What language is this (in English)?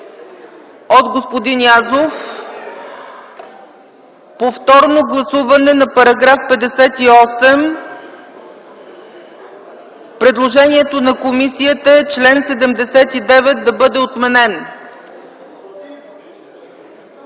Bulgarian